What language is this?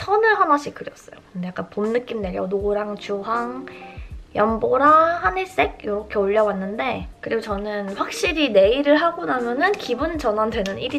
Korean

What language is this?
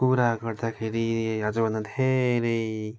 Nepali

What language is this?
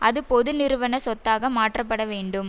Tamil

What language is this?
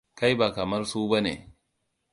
Hausa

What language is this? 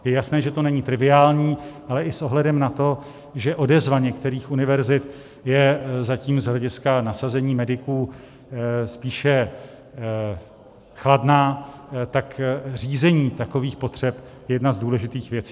Czech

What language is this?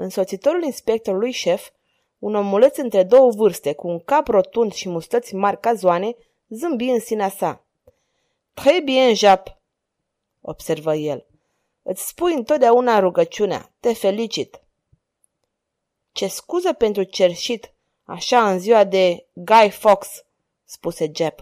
Romanian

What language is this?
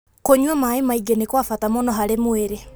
Kikuyu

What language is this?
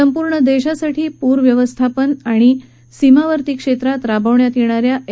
Marathi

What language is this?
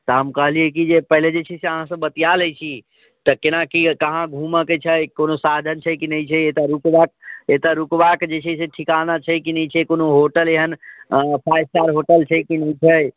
Maithili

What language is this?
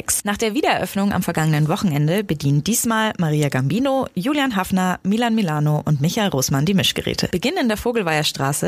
German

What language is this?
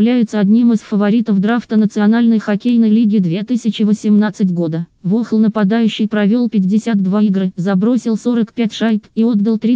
Russian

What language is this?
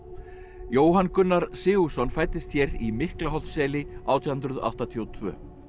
Icelandic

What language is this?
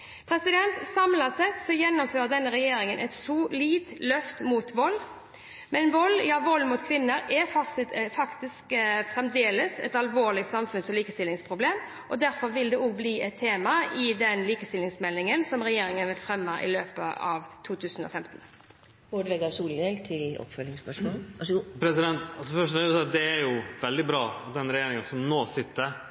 Norwegian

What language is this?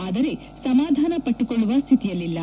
Kannada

